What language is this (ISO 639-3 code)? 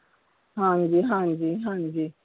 pan